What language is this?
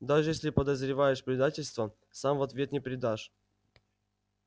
Russian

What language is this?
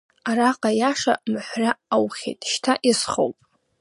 Abkhazian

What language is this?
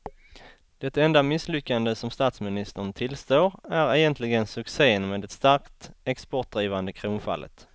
Swedish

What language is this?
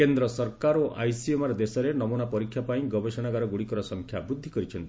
Odia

